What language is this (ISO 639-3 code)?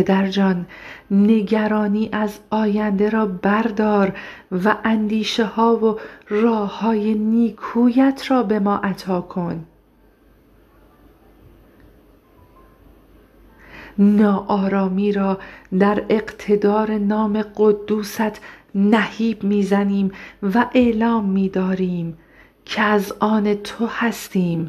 fas